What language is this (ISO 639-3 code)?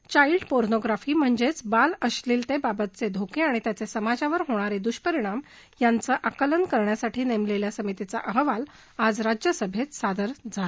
mar